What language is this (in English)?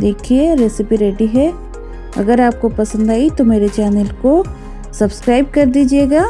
Hindi